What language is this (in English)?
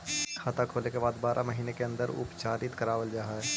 Magahi